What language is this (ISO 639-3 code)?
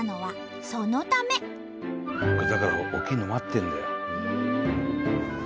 jpn